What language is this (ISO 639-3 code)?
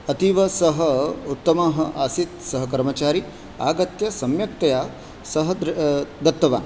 san